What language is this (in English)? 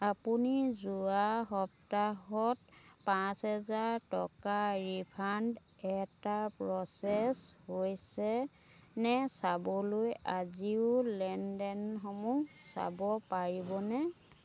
Assamese